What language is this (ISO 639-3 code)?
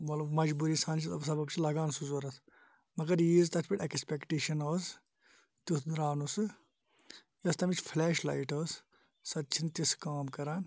kas